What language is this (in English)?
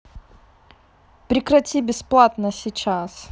Russian